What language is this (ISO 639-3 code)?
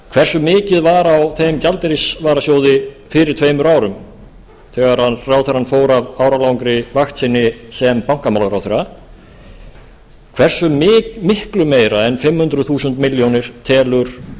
isl